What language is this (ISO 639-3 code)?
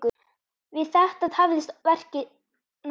isl